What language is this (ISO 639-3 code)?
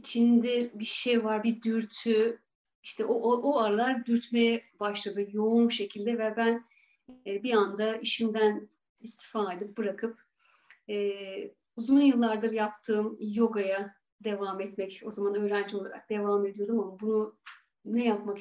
tur